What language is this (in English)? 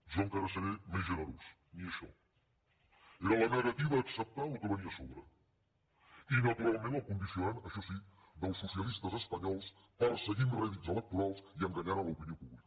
Catalan